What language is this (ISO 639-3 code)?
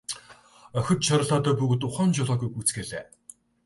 mon